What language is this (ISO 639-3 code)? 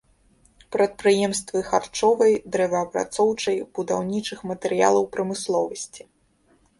bel